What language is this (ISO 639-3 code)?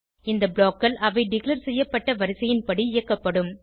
tam